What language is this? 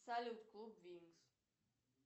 Russian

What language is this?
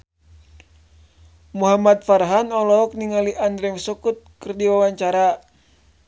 Sundanese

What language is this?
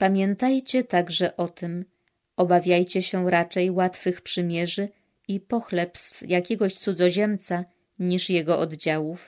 Polish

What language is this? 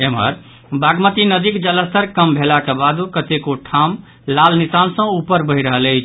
Maithili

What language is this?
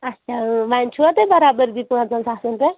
Kashmiri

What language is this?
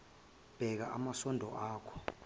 Zulu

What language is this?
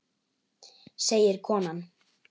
Icelandic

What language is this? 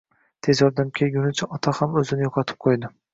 Uzbek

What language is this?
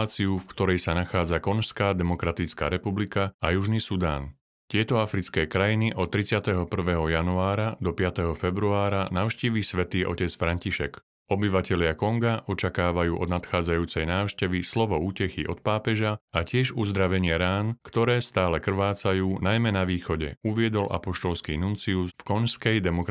Slovak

